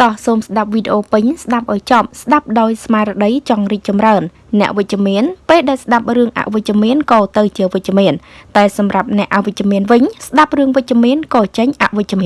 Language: Vietnamese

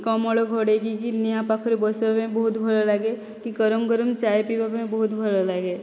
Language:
Odia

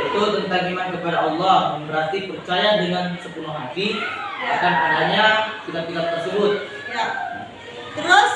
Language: Indonesian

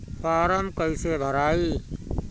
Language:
Bhojpuri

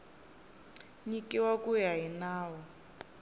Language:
Tsonga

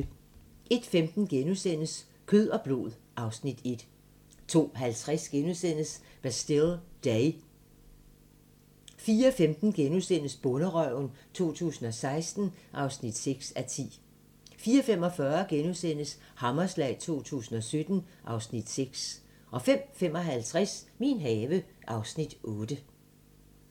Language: Danish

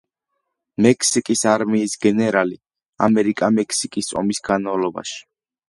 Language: Georgian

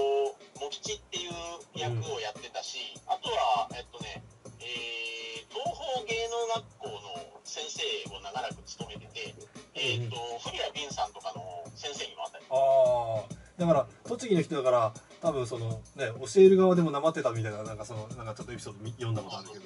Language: Japanese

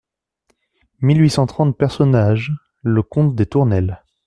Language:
French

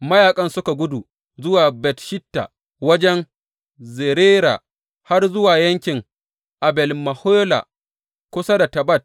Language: Hausa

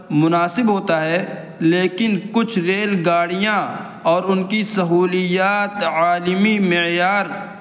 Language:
Urdu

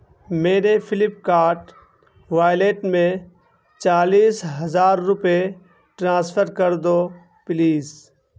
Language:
Urdu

